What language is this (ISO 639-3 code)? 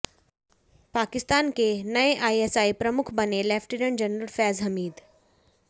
hin